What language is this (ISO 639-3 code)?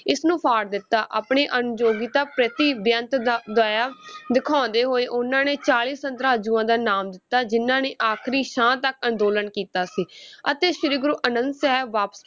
pan